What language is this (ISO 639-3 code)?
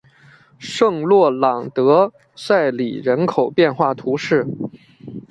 zho